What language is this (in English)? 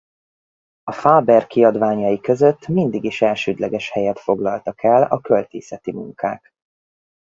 Hungarian